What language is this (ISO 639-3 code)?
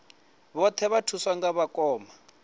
ven